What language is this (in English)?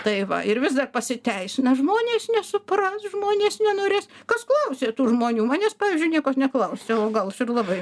Lithuanian